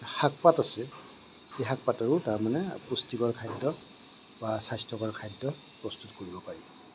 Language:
Assamese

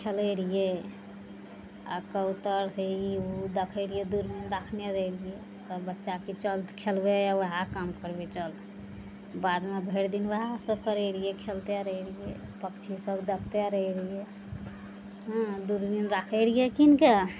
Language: Maithili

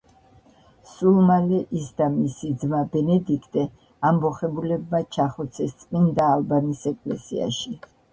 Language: Georgian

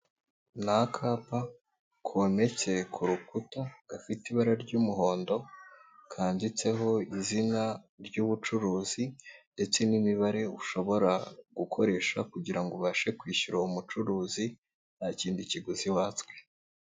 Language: Kinyarwanda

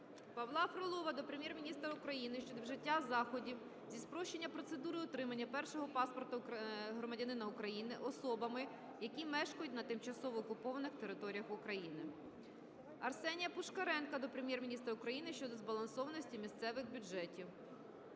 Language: Ukrainian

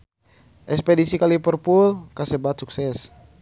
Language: Sundanese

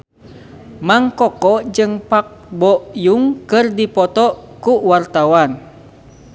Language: Sundanese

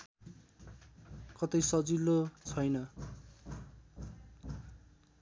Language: Nepali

